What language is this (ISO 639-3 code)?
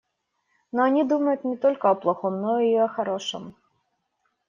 rus